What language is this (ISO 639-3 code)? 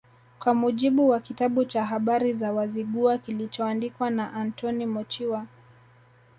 swa